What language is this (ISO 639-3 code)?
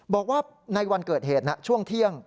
tha